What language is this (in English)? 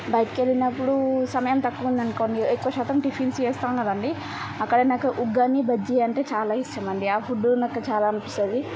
Telugu